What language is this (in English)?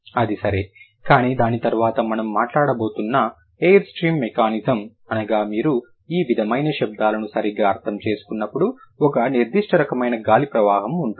Telugu